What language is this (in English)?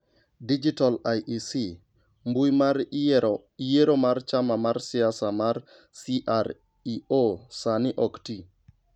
Luo (Kenya and Tanzania)